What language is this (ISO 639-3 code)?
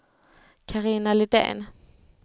swe